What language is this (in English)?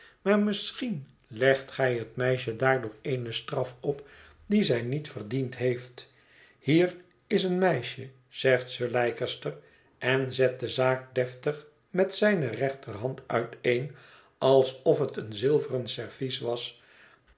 Dutch